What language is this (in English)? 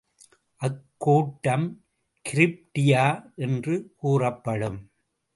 Tamil